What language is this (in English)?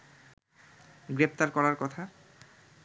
Bangla